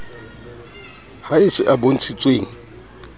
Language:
Southern Sotho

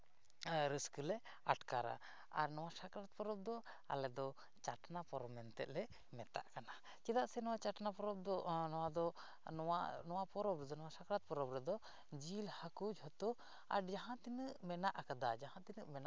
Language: Santali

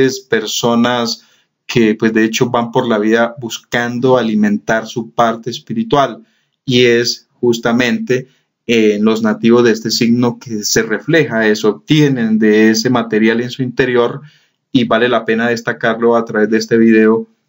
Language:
Spanish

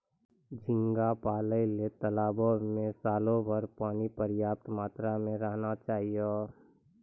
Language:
Maithili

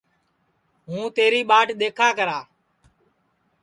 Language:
Sansi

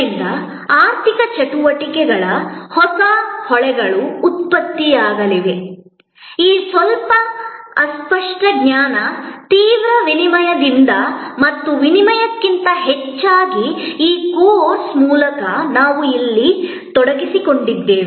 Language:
Kannada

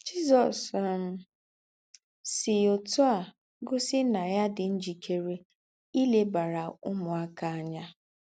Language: Igbo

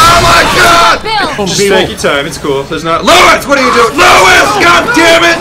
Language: English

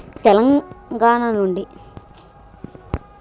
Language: Telugu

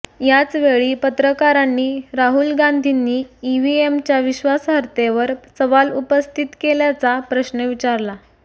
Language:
Marathi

